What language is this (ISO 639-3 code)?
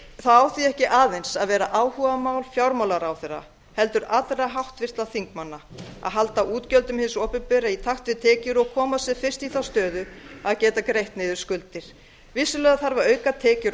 isl